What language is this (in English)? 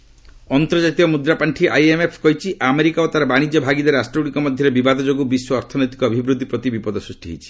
Odia